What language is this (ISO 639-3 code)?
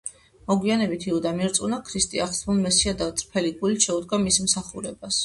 kat